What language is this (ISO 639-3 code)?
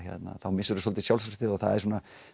isl